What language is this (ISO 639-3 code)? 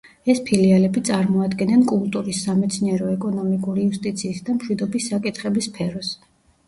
kat